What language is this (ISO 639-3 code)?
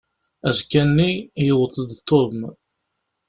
kab